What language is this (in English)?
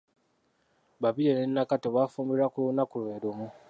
Ganda